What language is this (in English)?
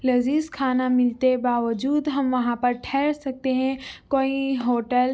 Urdu